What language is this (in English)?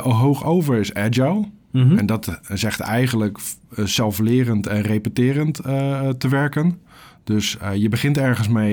Dutch